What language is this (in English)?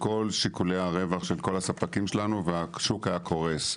Hebrew